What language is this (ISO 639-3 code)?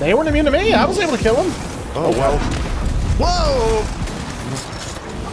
eng